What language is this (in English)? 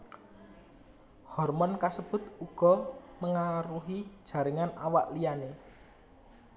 Javanese